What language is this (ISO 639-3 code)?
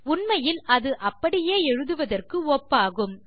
tam